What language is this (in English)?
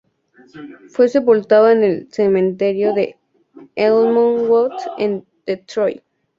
Spanish